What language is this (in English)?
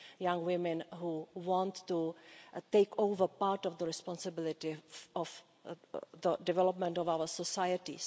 English